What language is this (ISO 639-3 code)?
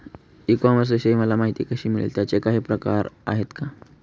mar